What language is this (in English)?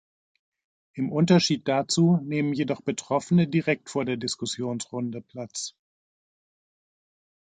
German